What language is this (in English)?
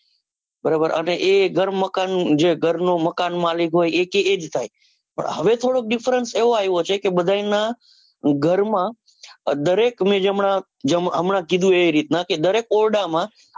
Gujarati